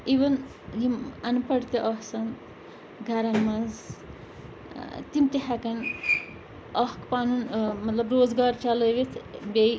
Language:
Kashmiri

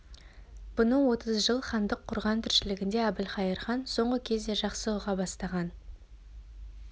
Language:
Kazakh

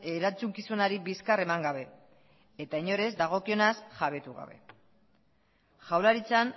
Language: Basque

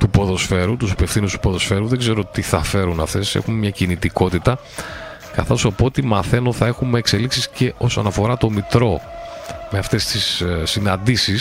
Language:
Greek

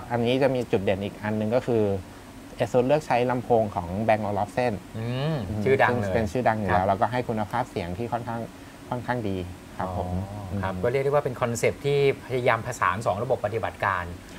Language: Thai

